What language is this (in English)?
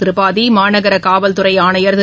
Tamil